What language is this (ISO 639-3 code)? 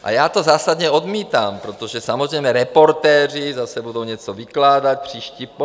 ces